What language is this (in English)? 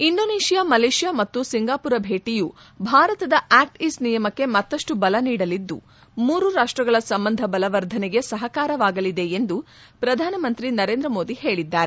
Kannada